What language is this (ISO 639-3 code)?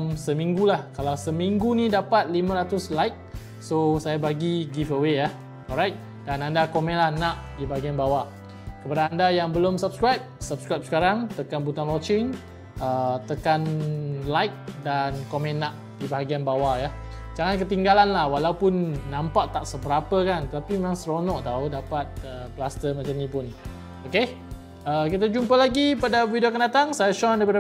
msa